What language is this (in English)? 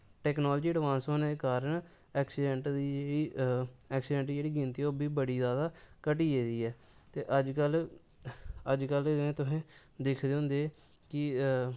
Dogri